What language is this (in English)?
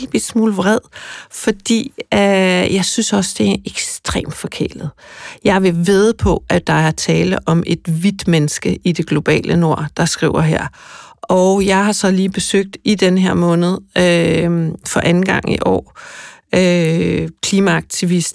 Danish